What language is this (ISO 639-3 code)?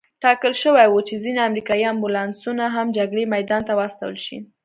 pus